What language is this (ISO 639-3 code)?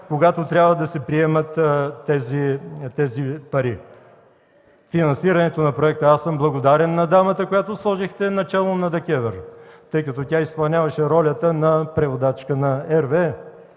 bul